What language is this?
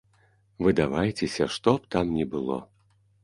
Belarusian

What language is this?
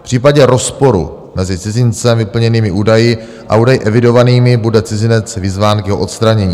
Czech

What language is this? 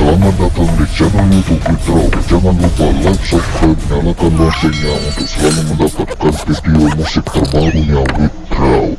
Indonesian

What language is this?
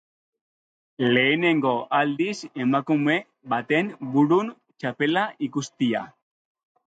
Basque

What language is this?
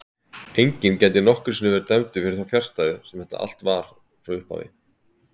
Icelandic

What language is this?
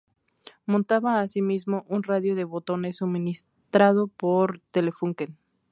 Spanish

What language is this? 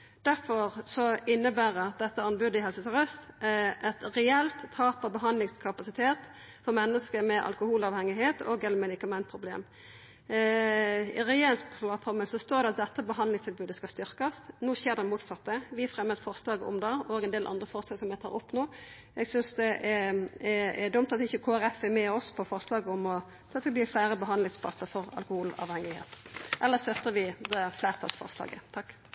Norwegian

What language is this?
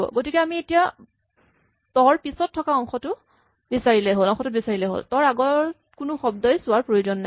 Assamese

